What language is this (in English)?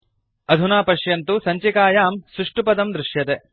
Sanskrit